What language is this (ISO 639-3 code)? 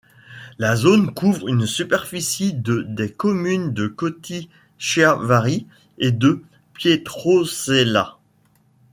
fra